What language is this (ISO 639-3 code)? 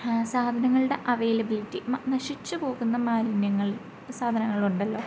mal